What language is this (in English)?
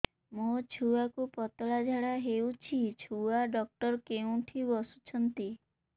Odia